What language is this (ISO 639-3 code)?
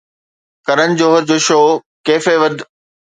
snd